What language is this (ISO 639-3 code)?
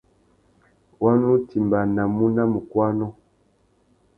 bag